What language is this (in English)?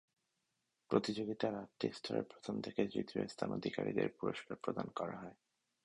Bangla